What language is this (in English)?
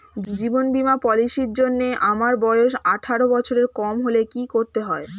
Bangla